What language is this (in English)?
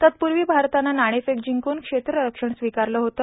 Marathi